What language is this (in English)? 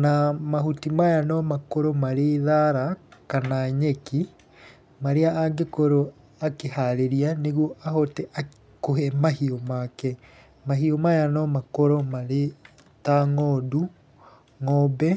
Kikuyu